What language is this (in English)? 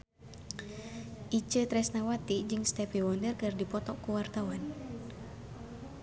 Sundanese